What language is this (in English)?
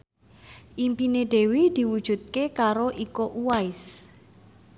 Javanese